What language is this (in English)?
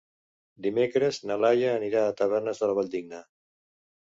Catalan